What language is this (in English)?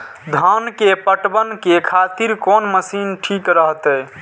Maithili